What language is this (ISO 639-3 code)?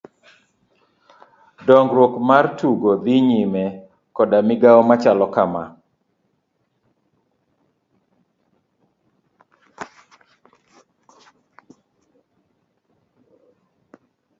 luo